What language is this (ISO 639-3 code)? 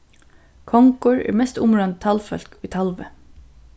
fao